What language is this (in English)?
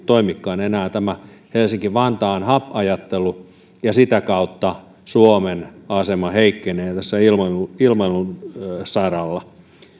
Finnish